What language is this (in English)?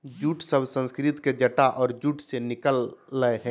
Magahi